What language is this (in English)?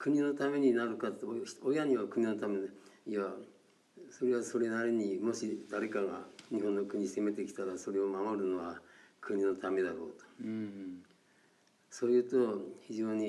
Japanese